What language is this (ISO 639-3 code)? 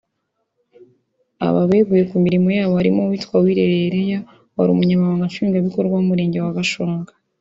kin